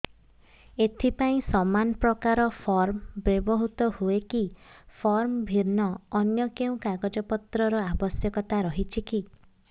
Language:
Odia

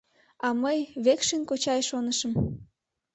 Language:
Mari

